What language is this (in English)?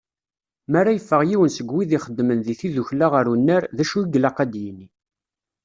Kabyle